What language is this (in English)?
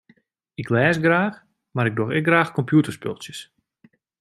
Western Frisian